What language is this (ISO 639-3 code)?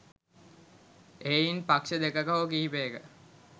sin